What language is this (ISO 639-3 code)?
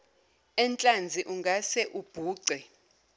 zul